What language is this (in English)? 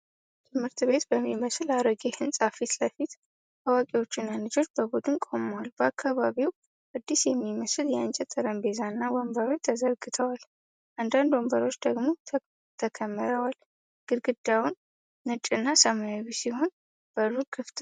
Amharic